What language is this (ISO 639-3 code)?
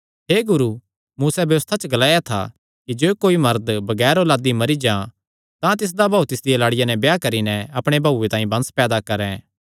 xnr